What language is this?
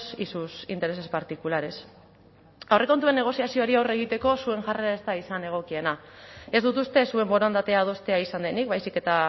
Basque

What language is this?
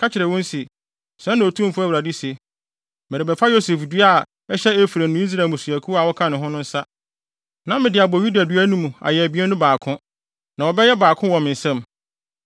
Akan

